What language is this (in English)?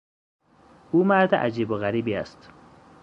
Persian